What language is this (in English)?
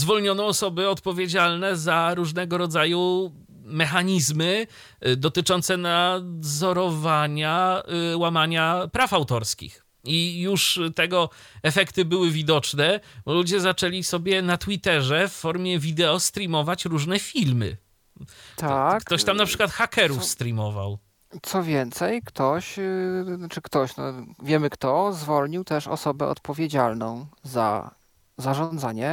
Polish